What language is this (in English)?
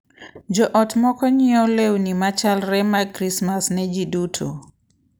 Luo (Kenya and Tanzania)